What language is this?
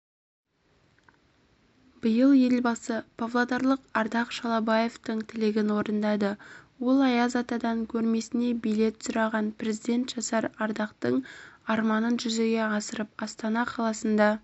Kazakh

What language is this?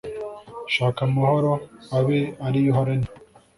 Kinyarwanda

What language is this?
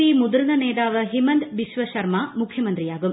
Malayalam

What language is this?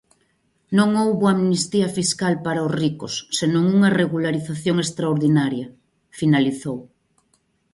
Galician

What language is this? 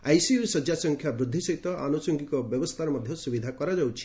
Odia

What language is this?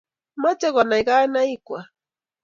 Kalenjin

